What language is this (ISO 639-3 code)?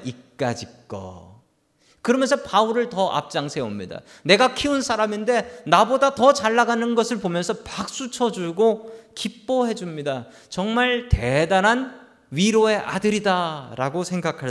kor